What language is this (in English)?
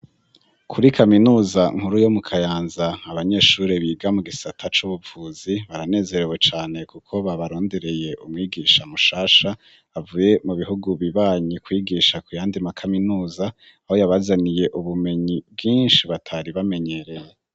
Rundi